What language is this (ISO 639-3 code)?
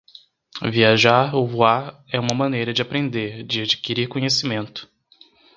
por